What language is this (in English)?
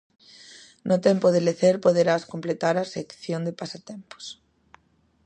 Galician